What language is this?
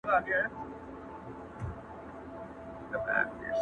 Pashto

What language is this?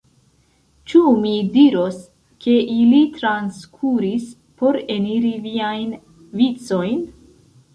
Esperanto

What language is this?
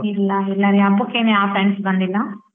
Kannada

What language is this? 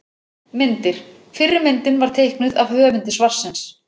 Icelandic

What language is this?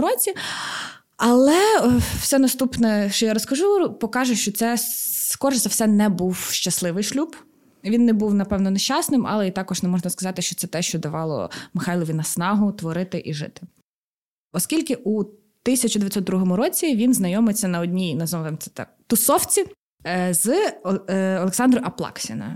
Ukrainian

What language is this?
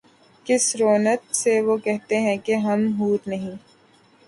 Urdu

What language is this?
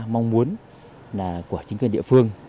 Vietnamese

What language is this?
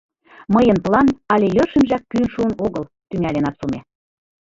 Mari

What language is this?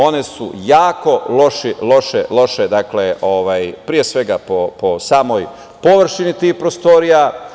Serbian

